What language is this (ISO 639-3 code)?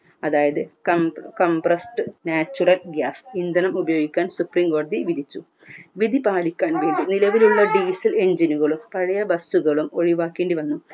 mal